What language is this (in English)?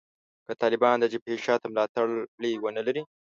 Pashto